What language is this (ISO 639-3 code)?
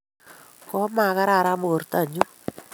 kln